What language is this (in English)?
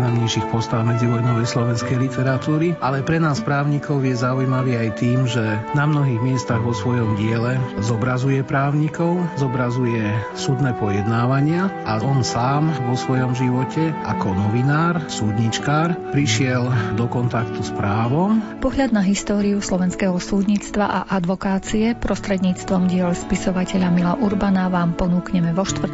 Slovak